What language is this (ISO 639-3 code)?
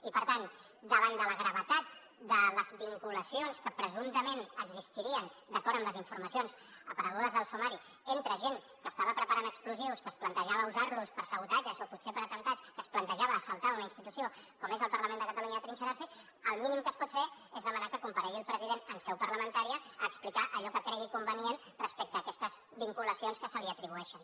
cat